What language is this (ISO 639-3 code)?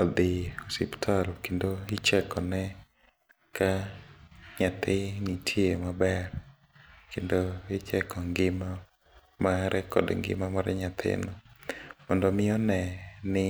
luo